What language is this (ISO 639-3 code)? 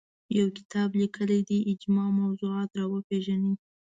pus